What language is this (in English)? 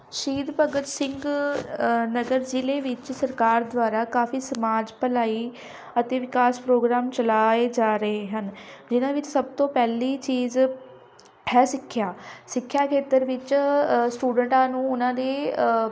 Punjabi